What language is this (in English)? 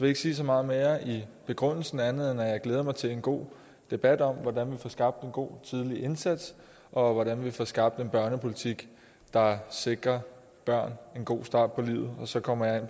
Danish